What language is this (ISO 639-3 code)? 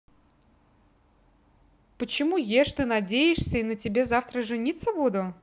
rus